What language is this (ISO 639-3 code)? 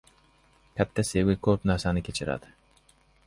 uzb